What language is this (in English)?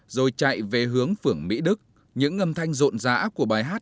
Vietnamese